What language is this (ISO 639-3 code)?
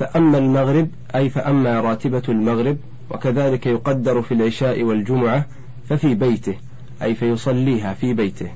ara